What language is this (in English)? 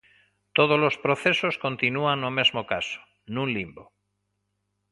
Galician